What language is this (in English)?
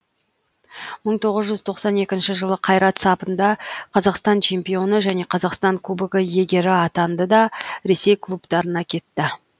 Kazakh